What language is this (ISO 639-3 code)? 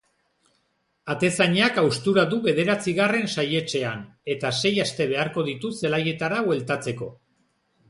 eus